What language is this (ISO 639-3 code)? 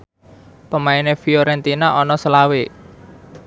jav